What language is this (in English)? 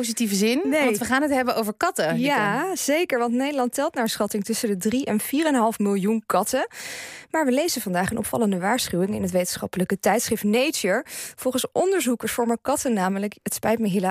Dutch